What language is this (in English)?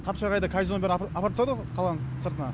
Kazakh